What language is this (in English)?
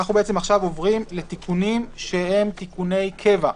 Hebrew